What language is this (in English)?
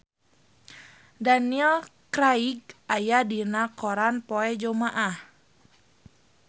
Sundanese